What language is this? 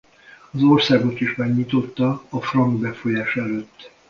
Hungarian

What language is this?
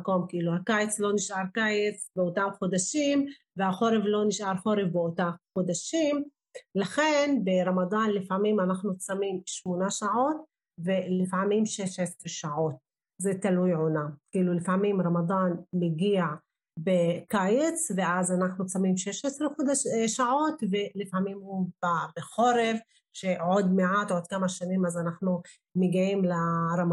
Hebrew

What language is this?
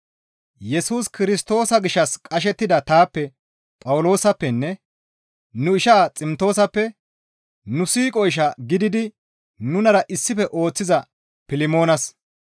Gamo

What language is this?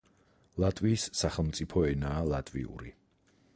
Georgian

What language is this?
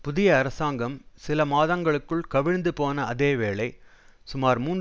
Tamil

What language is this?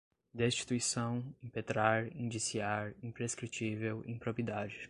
Portuguese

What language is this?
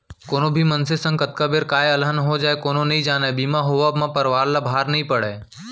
Chhattisgarhi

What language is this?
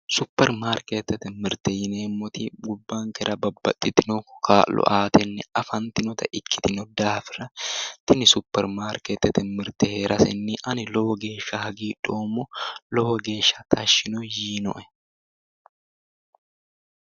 Sidamo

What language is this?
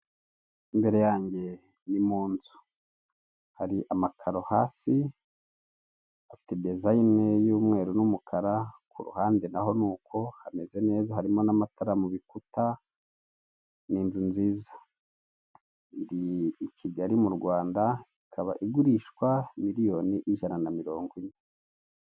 Kinyarwanda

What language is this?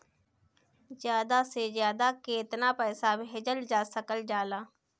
Bhojpuri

